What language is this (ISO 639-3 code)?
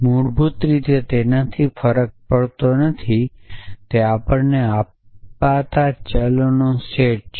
guj